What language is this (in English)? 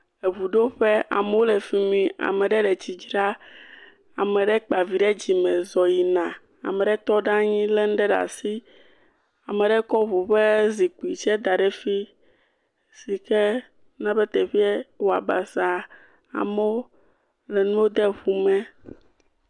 Ewe